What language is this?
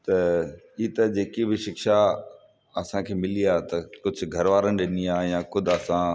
Sindhi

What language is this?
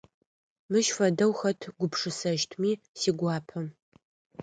Adyghe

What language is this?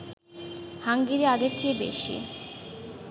Bangla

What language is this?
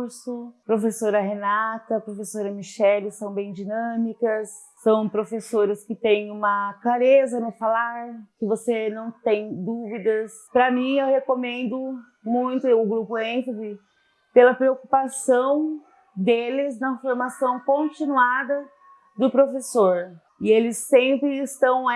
Portuguese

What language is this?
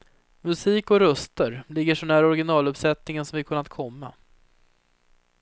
Swedish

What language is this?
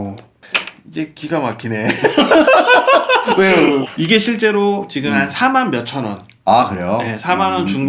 Korean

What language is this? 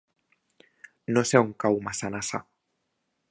Catalan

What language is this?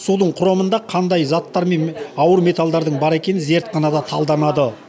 Kazakh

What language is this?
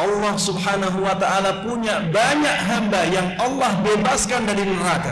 Indonesian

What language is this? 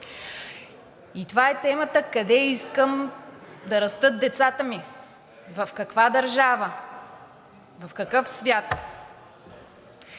Bulgarian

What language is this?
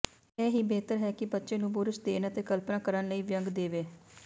Punjabi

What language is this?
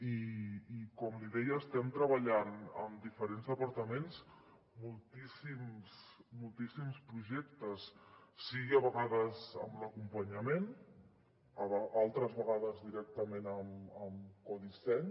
Catalan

